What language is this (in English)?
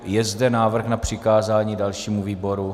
Czech